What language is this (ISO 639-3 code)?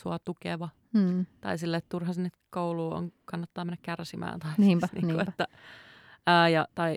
fin